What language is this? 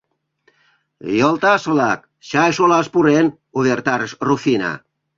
Mari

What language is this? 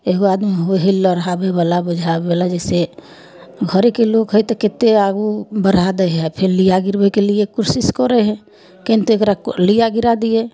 Maithili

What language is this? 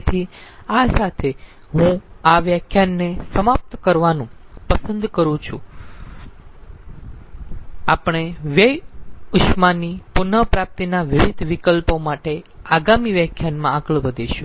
Gujarati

